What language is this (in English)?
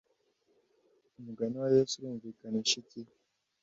Kinyarwanda